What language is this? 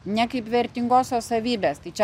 Lithuanian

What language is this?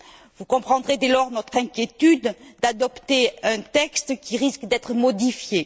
French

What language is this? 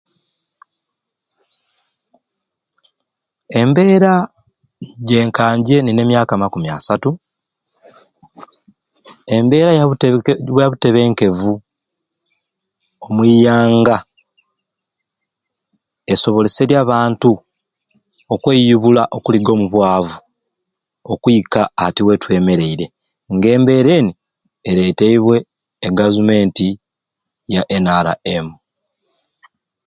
Ruuli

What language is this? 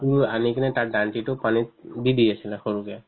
Assamese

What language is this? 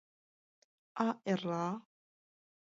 Mari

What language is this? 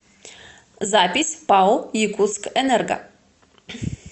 Russian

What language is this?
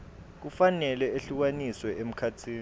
Swati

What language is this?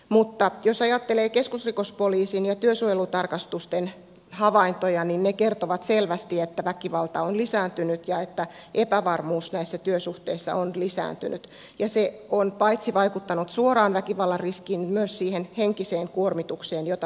Finnish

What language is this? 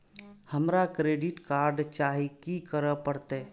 Maithili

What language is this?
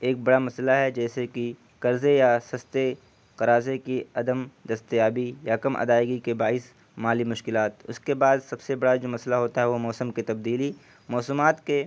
Urdu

